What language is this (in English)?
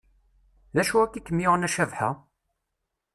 Kabyle